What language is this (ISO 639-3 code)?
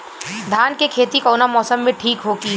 bho